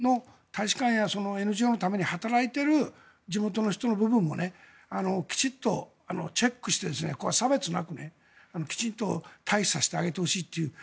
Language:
Japanese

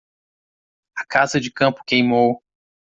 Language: Portuguese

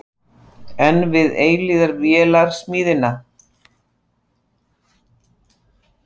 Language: Icelandic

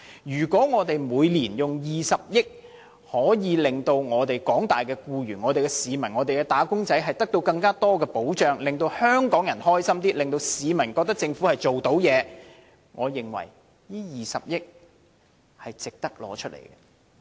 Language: Cantonese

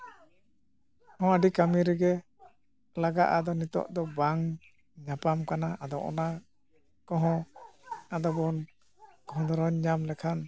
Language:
Santali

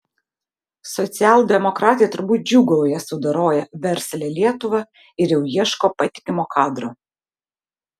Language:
Lithuanian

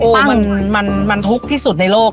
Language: Thai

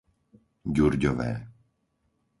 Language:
Slovak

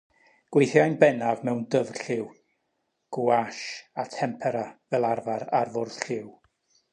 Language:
Welsh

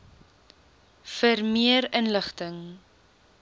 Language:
Afrikaans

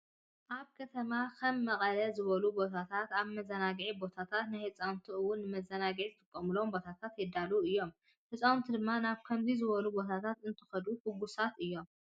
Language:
Tigrinya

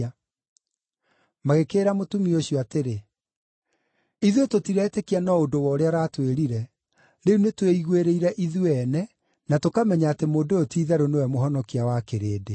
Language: Kikuyu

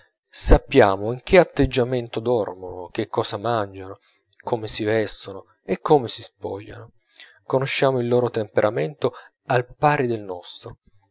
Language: Italian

